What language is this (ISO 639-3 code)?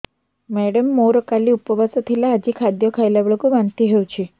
ori